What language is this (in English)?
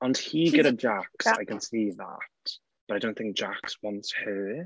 Welsh